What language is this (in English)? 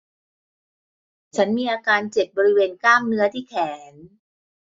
Thai